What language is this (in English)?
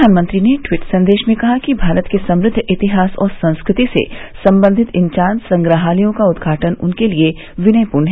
Hindi